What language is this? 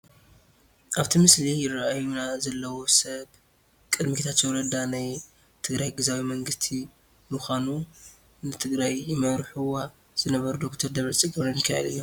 Tigrinya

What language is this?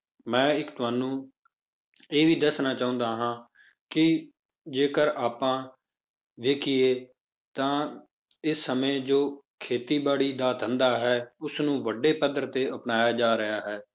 Punjabi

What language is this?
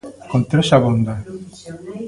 Galician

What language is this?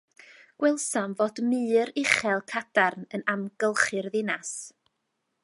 Welsh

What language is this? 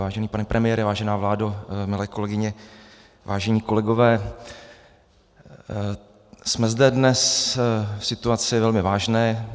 Czech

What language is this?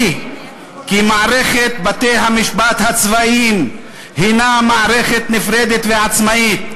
Hebrew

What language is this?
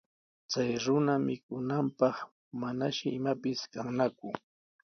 Sihuas Ancash Quechua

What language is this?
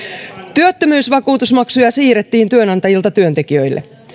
Finnish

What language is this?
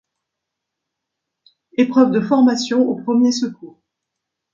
French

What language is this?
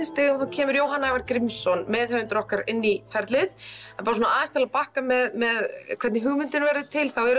Icelandic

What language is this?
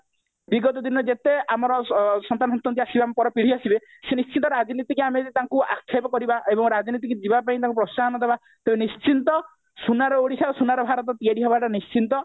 Odia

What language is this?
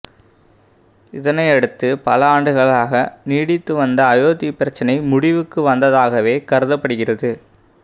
Tamil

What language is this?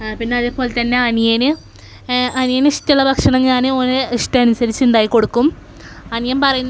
Malayalam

